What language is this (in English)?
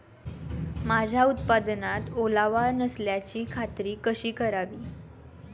Marathi